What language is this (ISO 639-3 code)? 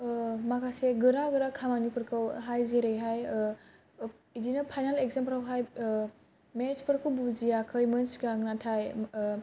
brx